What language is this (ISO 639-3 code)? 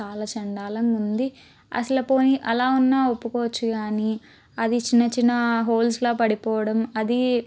tel